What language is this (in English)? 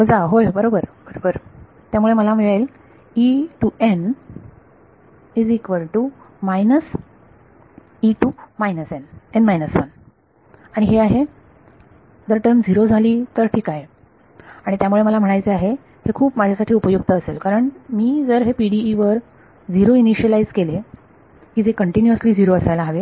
Marathi